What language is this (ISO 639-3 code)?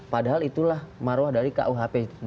ind